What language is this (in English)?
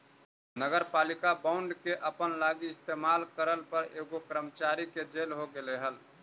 Magahi